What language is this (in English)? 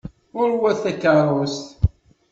Kabyle